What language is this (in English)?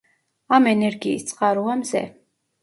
Georgian